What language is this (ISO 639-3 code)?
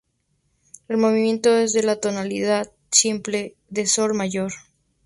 spa